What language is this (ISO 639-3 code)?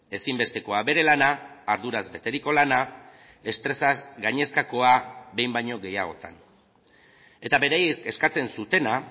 eus